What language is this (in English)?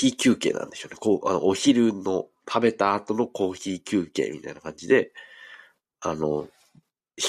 Japanese